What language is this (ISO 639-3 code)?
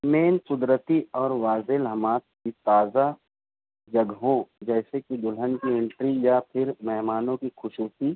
urd